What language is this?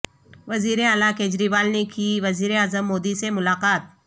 Urdu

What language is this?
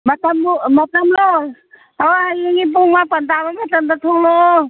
Manipuri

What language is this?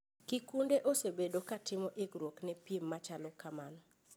Luo (Kenya and Tanzania)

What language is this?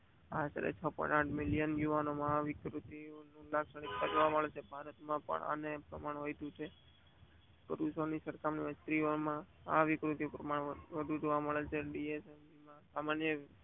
Gujarati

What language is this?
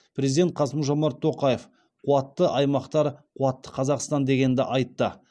Kazakh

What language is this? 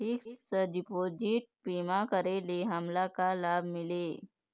Chhattisgarhi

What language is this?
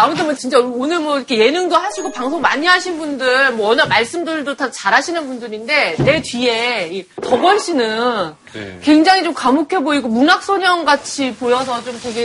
Korean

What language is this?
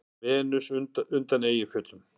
Icelandic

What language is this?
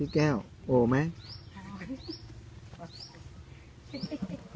Thai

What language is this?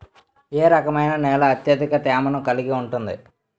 Telugu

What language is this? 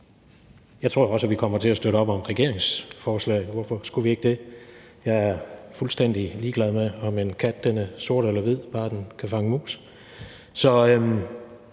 Danish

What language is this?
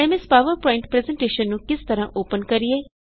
Punjabi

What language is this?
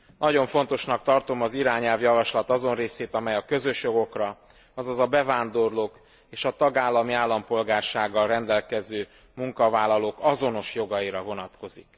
Hungarian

